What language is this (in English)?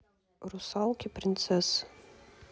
Russian